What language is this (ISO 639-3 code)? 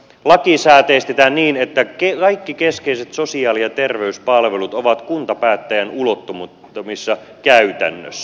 fin